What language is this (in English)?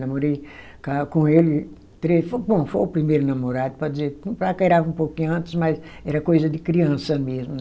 Portuguese